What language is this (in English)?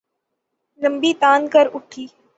Urdu